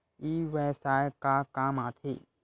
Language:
Chhattisgarhi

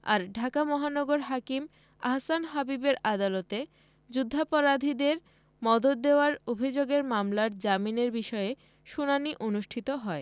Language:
Bangla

